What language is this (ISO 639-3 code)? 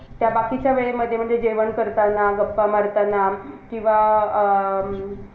mar